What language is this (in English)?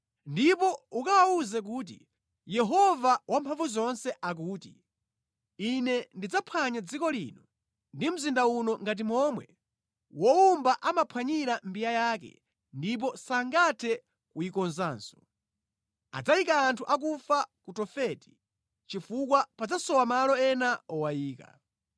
Nyanja